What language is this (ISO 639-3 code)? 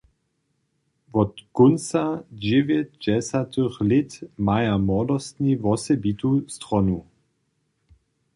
hsb